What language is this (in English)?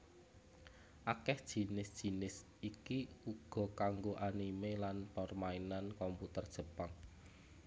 Javanese